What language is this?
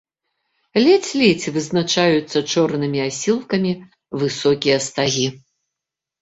Belarusian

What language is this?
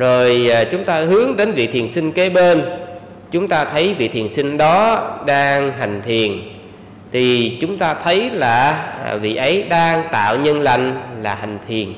Vietnamese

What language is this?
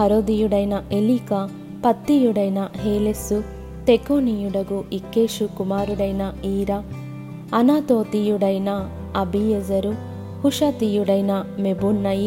Telugu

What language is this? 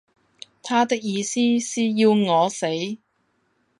Cantonese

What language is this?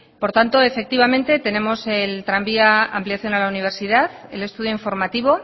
Spanish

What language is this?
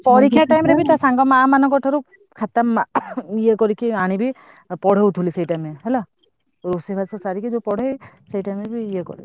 Odia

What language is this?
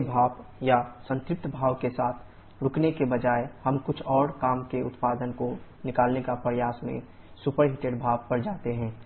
Hindi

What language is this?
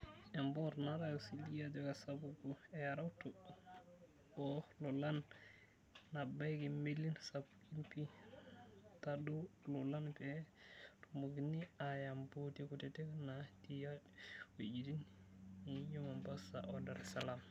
Masai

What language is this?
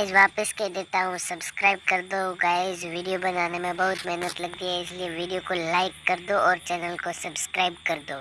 Hindi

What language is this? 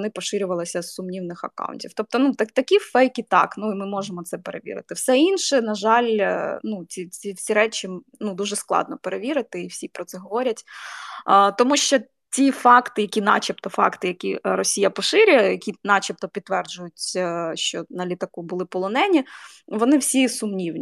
Ukrainian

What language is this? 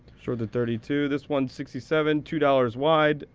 English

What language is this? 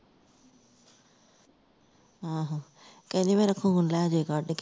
Punjabi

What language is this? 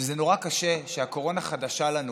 Hebrew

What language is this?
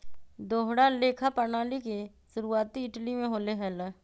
Magahi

